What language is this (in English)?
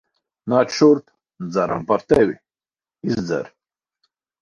Latvian